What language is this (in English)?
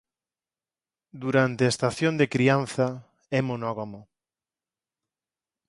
Galician